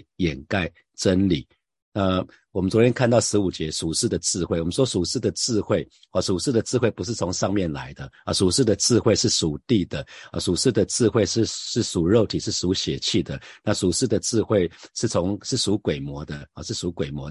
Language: Chinese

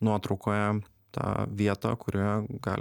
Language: Lithuanian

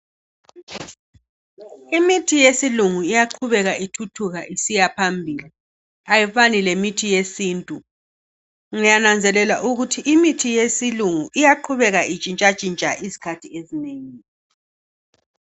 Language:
North Ndebele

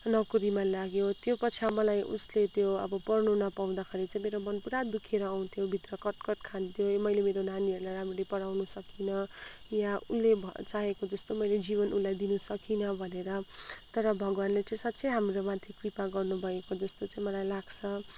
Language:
Nepali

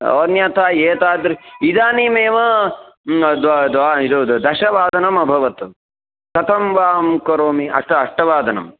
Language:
Sanskrit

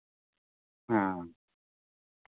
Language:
Maithili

